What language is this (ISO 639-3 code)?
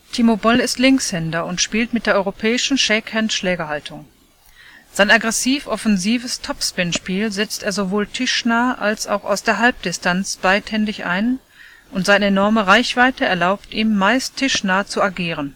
deu